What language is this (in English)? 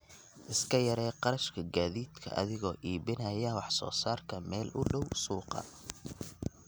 Somali